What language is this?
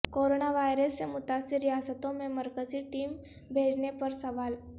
Urdu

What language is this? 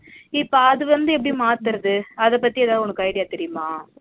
Tamil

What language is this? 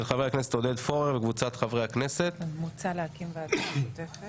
Hebrew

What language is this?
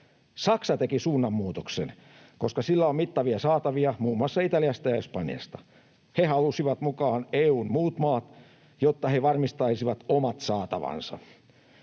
Finnish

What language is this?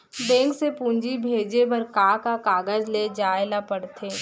Chhattisgarhi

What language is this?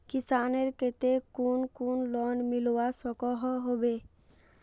Magahi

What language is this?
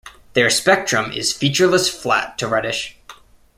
English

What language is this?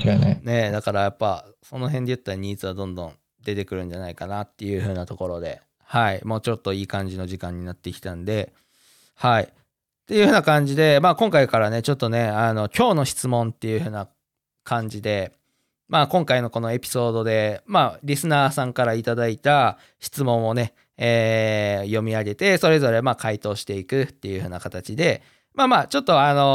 Japanese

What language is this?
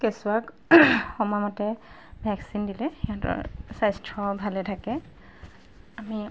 Assamese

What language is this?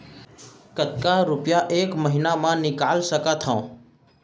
Chhattisgarhi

